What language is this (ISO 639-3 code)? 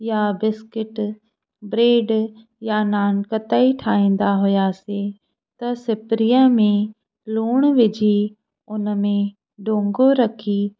snd